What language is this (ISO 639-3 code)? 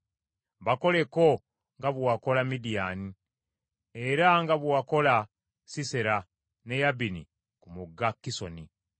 lug